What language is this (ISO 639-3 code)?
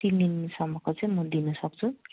nep